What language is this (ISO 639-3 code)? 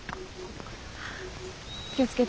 jpn